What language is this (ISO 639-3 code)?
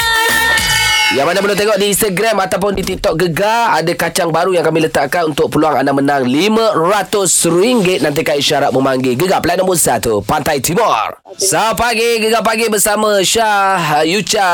msa